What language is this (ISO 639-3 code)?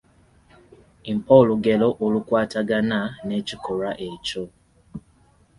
lug